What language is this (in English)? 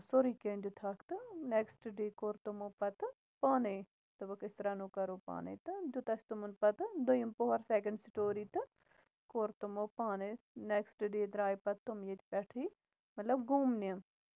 Kashmiri